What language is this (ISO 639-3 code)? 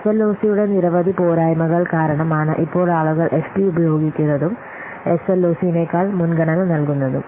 mal